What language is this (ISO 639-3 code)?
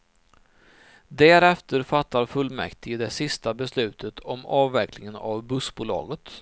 swe